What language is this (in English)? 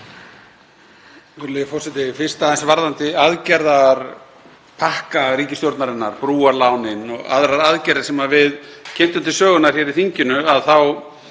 Icelandic